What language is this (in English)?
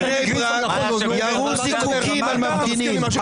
Hebrew